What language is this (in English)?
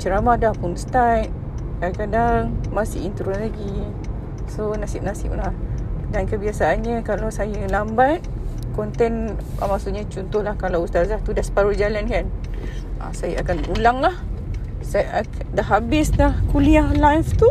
Malay